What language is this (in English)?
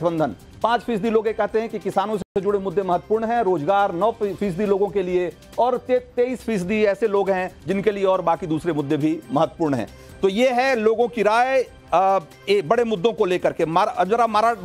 Hindi